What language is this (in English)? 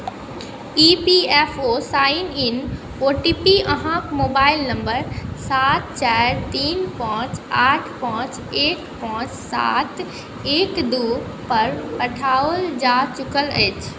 Maithili